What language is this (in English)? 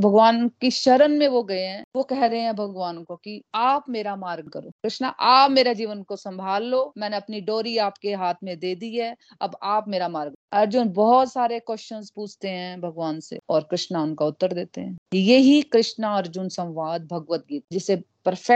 Hindi